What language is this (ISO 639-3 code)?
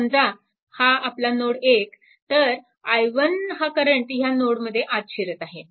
mar